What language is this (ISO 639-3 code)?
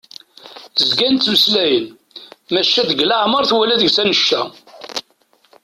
kab